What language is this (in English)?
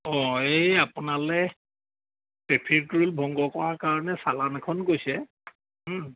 Assamese